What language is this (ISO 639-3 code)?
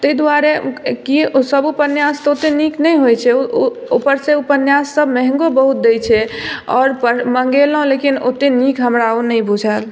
mai